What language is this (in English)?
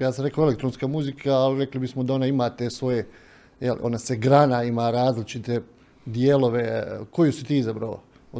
Croatian